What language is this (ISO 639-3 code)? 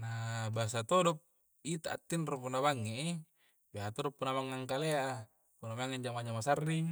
kjc